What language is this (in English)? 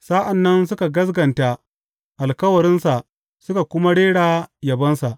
Hausa